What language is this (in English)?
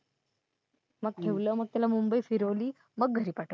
Marathi